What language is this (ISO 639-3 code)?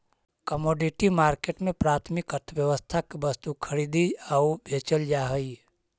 mag